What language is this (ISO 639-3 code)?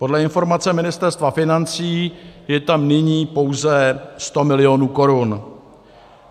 ces